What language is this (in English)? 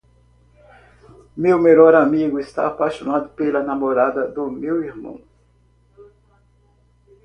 Portuguese